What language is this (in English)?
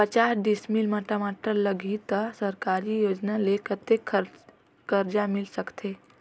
Chhattisgarhi